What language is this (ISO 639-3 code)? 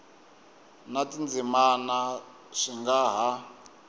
tso